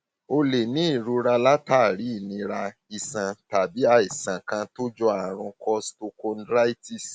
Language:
Yoruba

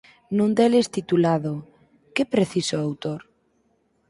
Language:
Galician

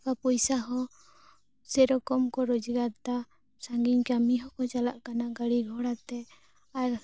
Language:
Santali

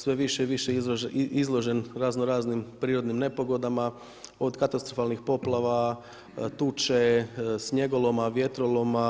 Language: Croatian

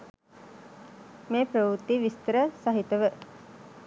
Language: Sinhala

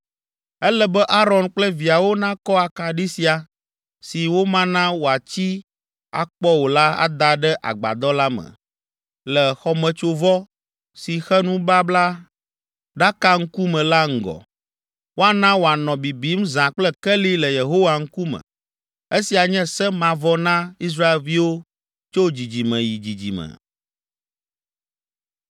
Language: Ewe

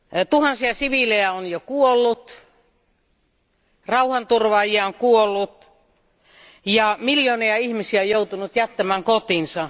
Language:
Finnish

